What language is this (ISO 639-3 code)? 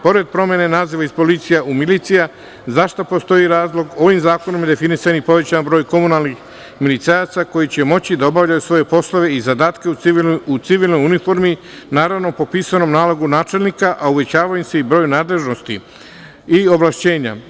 srp